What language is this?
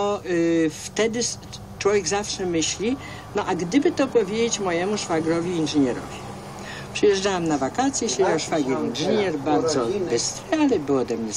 Polish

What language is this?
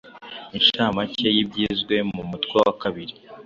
Kinyarwanda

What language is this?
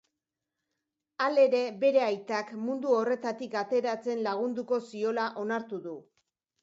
Basque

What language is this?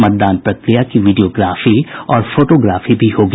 Hindi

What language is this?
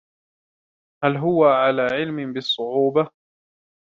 Arabic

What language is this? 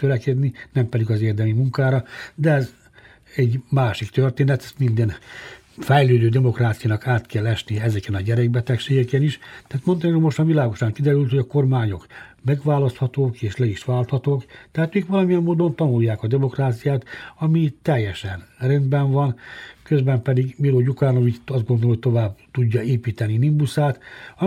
Hungarian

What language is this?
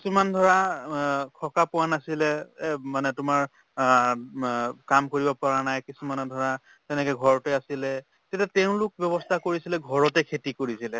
Assamese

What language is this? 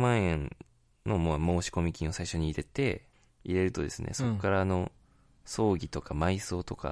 Japanese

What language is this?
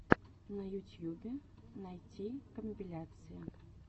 Russian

